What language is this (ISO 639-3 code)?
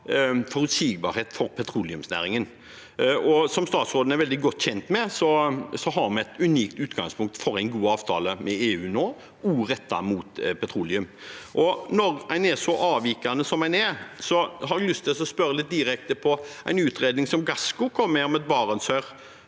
nor